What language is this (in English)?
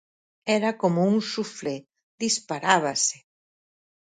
Galician